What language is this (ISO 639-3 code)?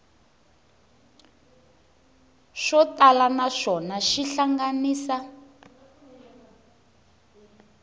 tso